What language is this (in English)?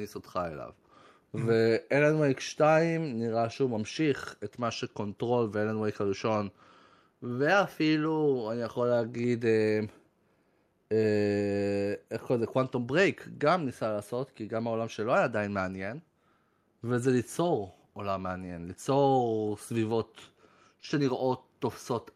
Hebrew